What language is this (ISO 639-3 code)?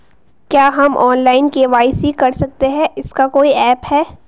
hin